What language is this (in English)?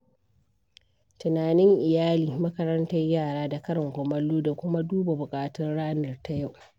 Hausa